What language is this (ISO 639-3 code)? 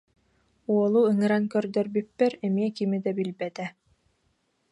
sah